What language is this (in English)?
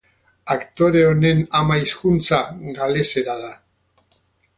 Basque